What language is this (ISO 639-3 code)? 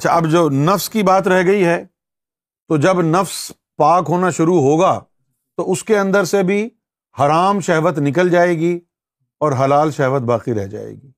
urd